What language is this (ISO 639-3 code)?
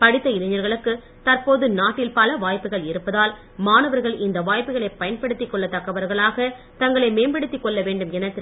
tam